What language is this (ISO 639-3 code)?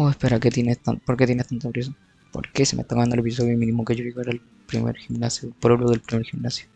spa